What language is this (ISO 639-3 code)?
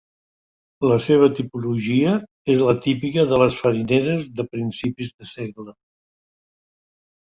cat